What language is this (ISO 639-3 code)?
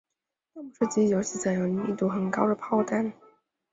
zho